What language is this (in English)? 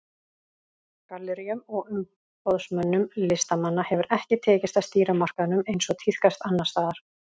Icelandic